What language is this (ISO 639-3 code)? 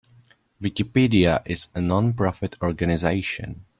eng